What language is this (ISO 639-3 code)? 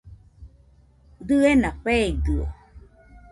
hux